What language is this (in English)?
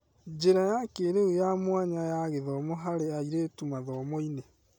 Kikuyu